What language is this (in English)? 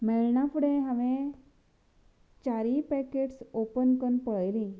Konkani